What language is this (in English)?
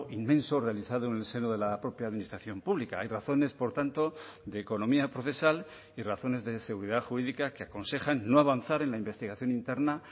Spanish